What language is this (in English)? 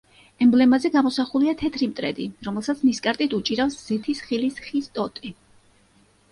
Georgian